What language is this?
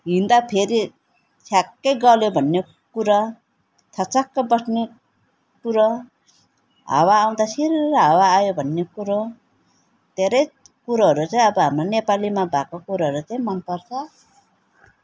Nepali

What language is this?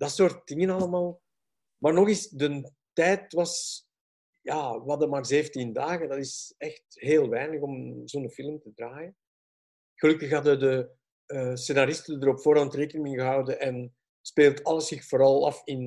Dutch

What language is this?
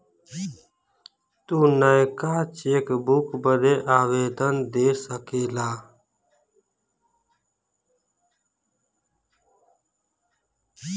Bhojpuri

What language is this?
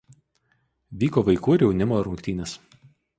Lithuanian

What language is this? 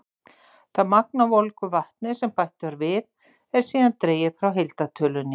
Icelandic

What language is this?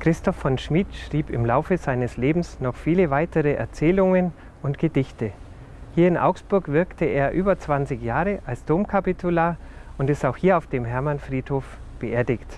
German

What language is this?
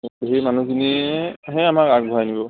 Assamese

